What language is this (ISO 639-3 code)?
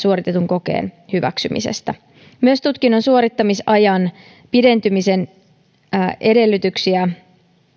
fin